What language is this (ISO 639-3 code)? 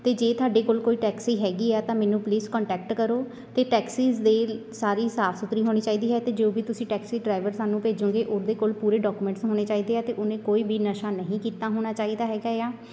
pan